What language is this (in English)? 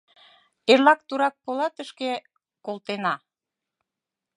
Mari